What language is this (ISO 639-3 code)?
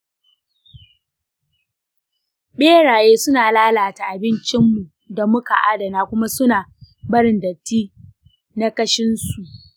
hau